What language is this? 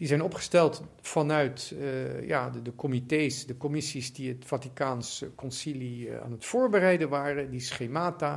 Dutch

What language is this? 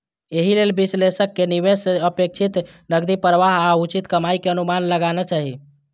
Maithili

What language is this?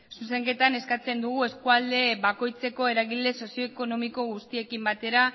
Basque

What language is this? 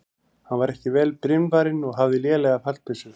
Icelandic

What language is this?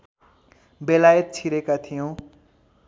Nepali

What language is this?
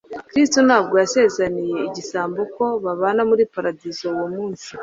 Kinyarwanda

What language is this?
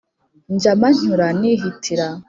Kinyarwanda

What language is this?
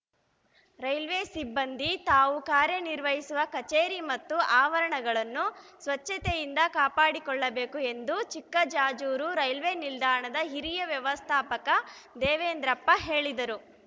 Kannada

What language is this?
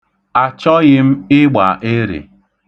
Igbo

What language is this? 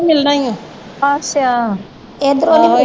Punjabi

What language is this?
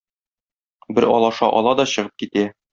Tatar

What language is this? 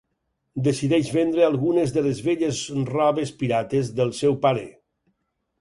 Catalan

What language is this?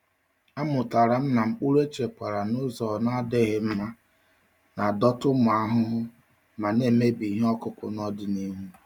Igbo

